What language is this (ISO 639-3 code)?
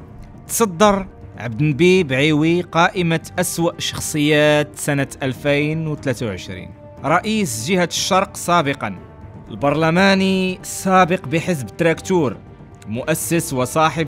ara